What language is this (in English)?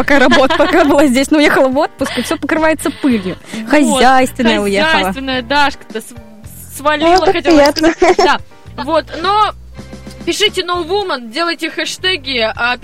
Russian